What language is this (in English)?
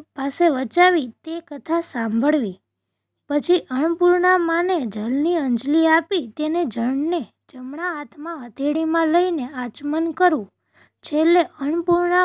Hindi